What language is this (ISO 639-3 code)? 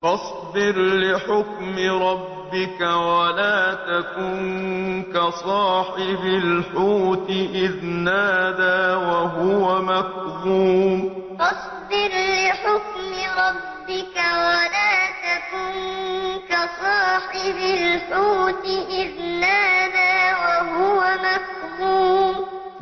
ara